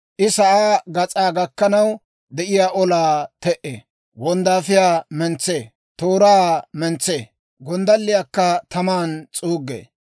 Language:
Dawro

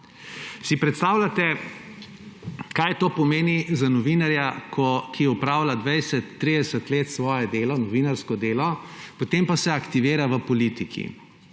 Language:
Slovenian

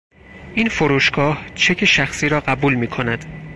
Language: Persian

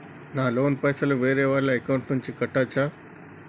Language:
Telugu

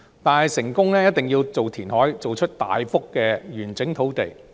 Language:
Cantonese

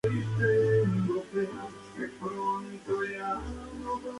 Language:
Spanish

